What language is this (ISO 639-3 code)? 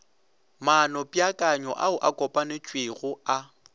nso